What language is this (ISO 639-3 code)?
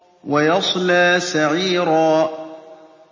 ara